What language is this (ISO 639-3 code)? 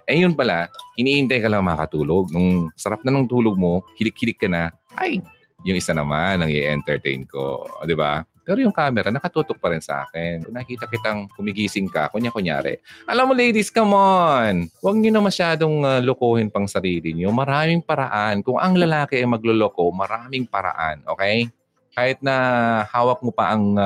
fil